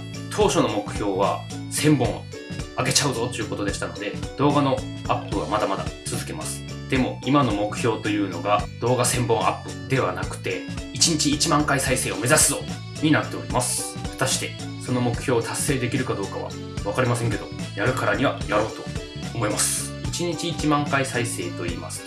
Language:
Japanese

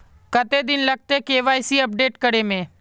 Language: Magahi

